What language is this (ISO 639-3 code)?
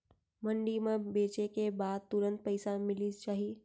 hne